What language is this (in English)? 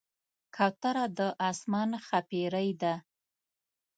Pashto